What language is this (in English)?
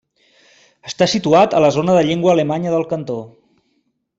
Catalan